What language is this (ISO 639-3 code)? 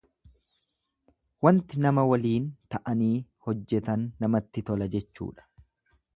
orm